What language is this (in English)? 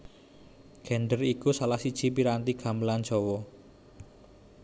Javanese